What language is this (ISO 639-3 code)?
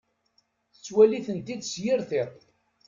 kab